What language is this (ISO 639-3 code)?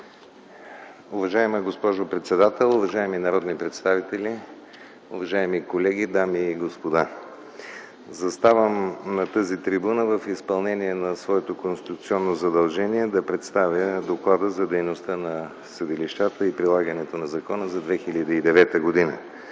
bul